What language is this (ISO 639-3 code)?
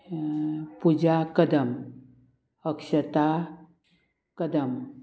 kok